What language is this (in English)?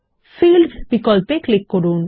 Bangla